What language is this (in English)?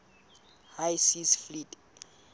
Southern Sotho